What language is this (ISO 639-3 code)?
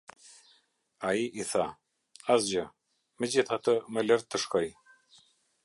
sqi